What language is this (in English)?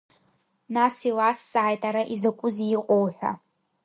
Abkhazian